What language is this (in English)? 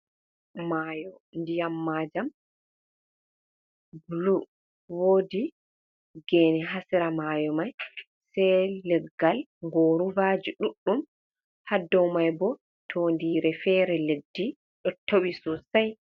Fula